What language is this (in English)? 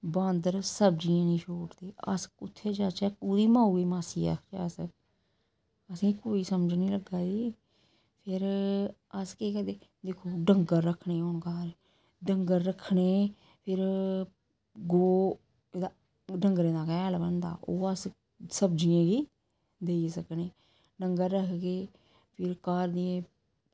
Dogri